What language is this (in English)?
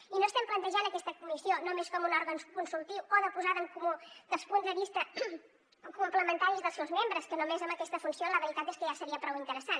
Catalan